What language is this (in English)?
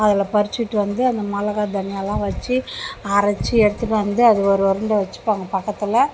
Tamil